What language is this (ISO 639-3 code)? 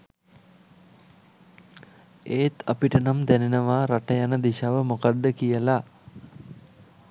sin